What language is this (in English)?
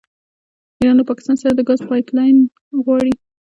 Pashto